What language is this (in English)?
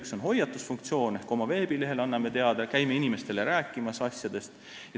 Estonian